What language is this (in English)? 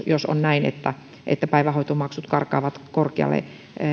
Finnish